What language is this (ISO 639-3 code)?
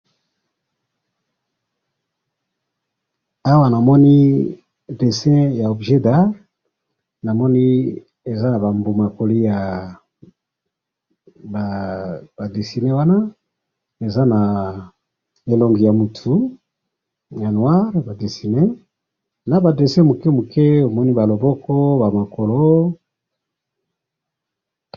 lin